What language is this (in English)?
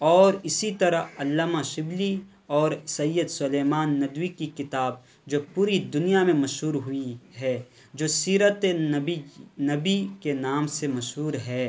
Urdu